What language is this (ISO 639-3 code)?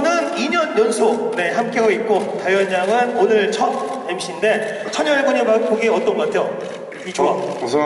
kor